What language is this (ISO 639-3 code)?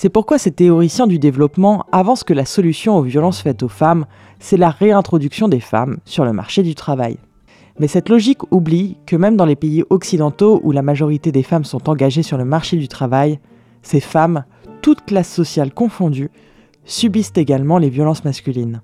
fra